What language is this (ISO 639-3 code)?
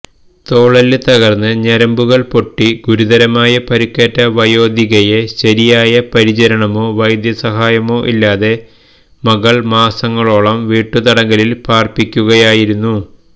mal